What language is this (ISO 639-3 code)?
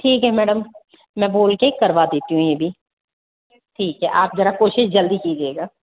hin